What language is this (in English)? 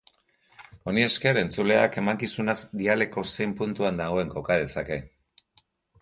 Basque